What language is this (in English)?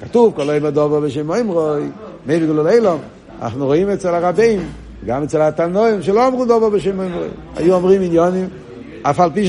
Hebrew